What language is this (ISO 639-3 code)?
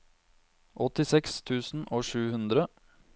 nor